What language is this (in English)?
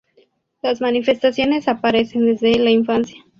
Spanish